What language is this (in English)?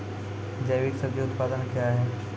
Maithili